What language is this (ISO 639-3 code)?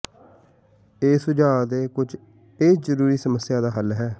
pan